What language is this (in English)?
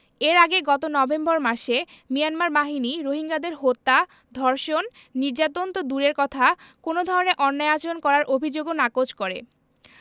Bangla